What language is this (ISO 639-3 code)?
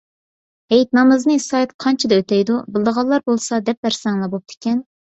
uig